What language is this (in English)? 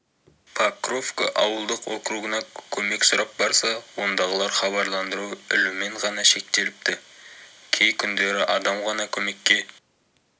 Kazakh